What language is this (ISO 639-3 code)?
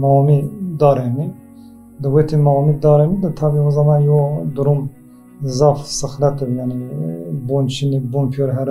tur